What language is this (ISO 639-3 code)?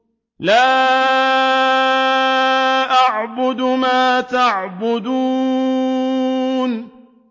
ara